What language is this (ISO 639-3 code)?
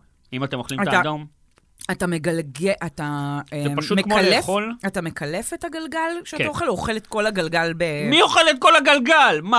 heb